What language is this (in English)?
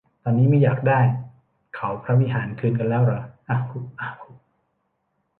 Thai